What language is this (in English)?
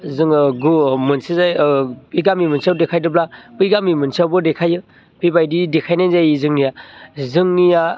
Bodo